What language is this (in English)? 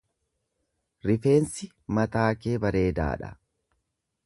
Oromo